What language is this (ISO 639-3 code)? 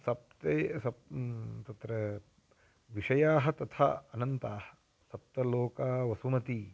san